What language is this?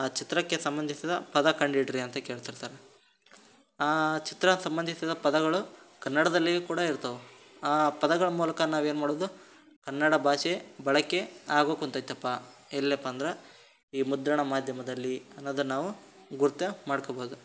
Kannada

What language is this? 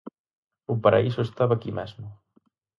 Galician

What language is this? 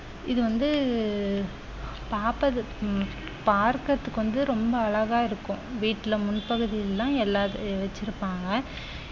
Tamil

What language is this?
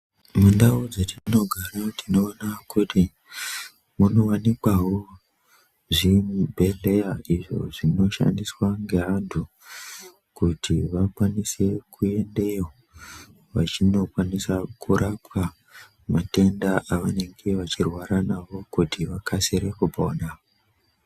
Ndau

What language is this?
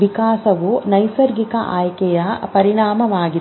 Kannada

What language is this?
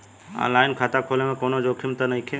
Bhojpuri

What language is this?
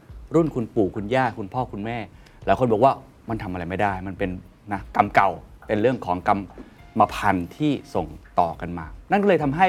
Thai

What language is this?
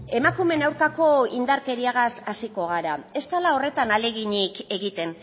Basque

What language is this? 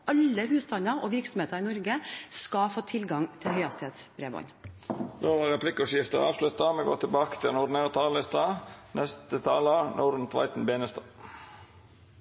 Norwegian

